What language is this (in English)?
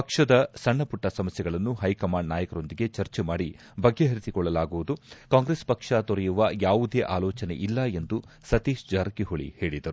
Kannada